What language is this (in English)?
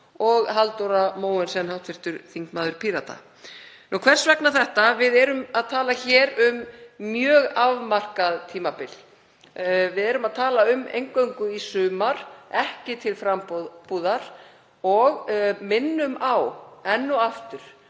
Icelandic